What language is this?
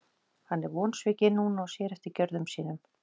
Icelandic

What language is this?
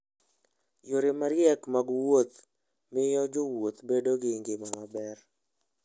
Luo (Kenya and Tanzania)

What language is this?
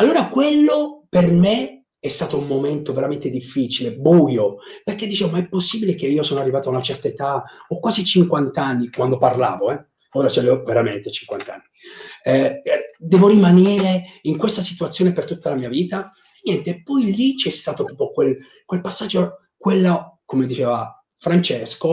Italian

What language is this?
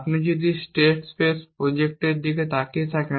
Bangla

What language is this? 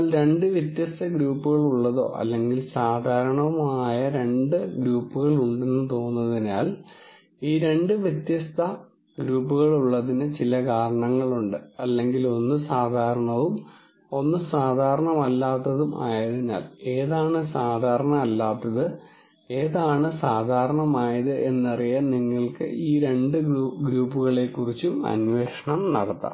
Malayalam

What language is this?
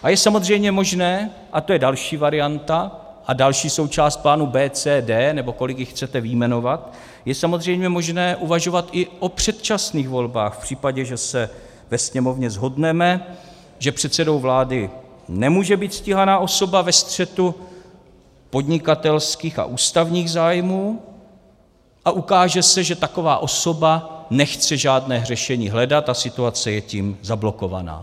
Czech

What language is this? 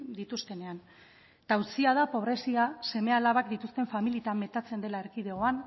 Basque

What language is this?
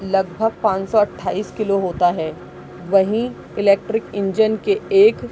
Urdu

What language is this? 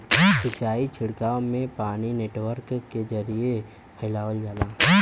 Bhojpuri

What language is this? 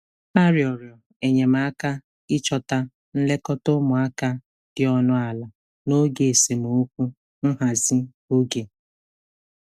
Igbo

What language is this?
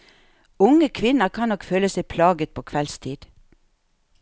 Norwegian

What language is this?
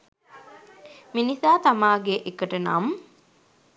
Sinhala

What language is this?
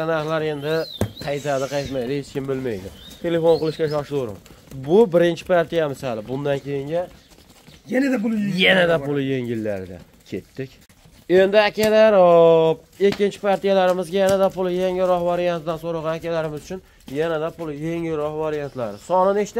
Turkish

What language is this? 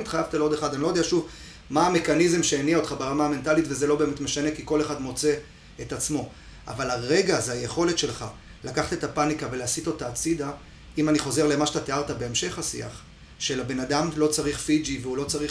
Hebrew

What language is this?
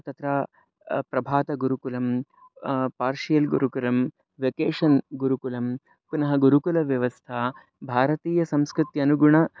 Sanskrit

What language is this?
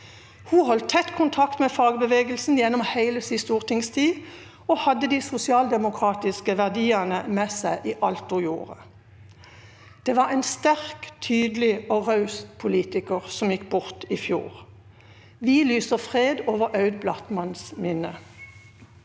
Norwegian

